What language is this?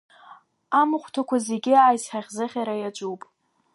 Abkhazian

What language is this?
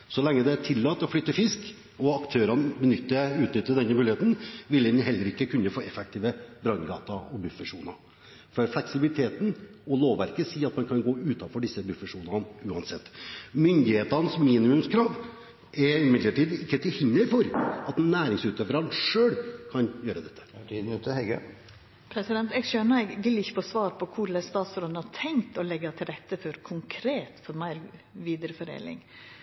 Norwegian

